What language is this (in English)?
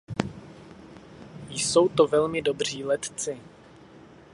Czech